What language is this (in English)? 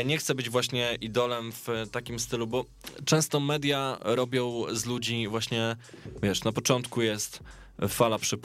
Polish